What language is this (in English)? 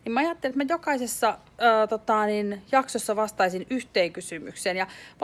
Finnish